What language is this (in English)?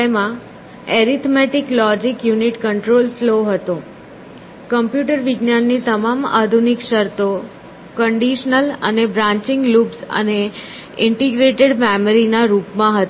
Gujarati